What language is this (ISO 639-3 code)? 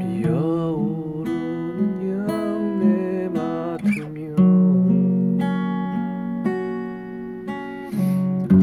kor